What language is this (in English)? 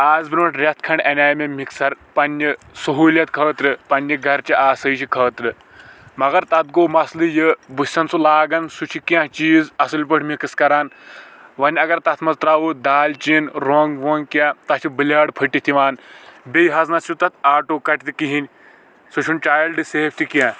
Kashmiri